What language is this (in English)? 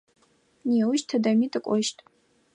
Adyghe